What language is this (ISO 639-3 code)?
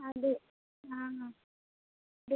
tam